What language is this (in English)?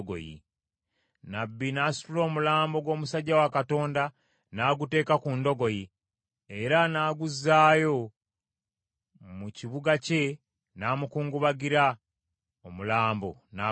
Ganda